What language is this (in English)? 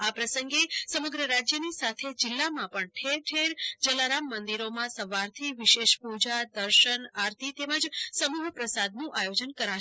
Gujarati